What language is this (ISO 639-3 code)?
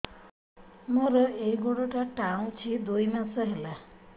ori